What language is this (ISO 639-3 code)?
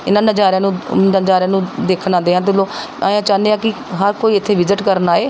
pan